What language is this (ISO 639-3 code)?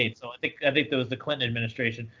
eng